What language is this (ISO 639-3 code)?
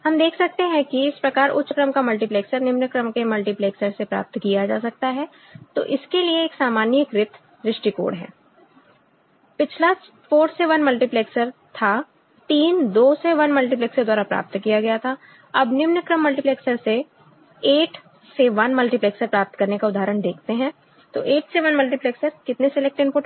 hin